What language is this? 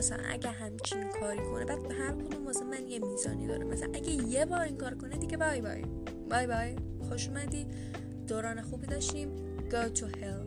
Persian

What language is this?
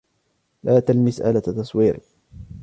Arabic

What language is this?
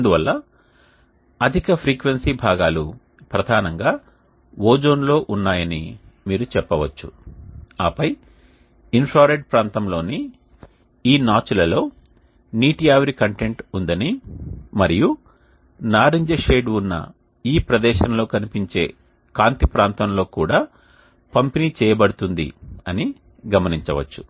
Telugu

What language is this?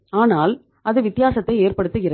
Tamil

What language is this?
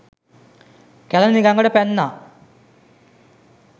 Sinhala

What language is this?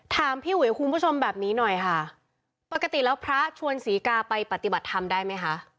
Thai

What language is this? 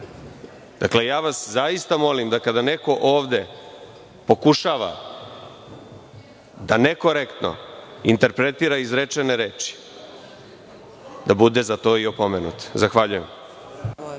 Serbian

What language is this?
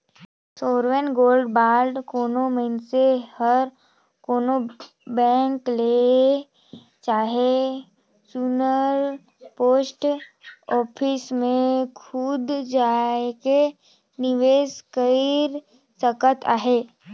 Chhattisgarhi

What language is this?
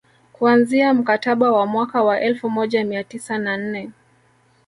Swahili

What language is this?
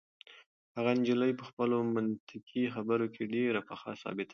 Pashto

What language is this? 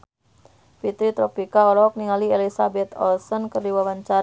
Sundanese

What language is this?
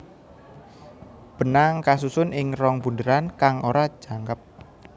Javanese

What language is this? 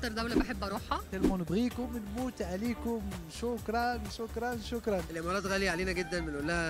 Arabic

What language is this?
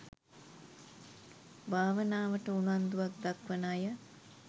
Sinhala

